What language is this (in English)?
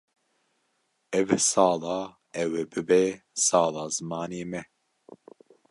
Kurdish